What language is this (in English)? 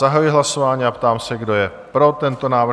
Czech